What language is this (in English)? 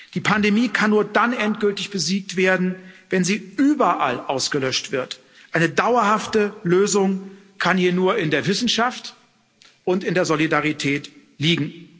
German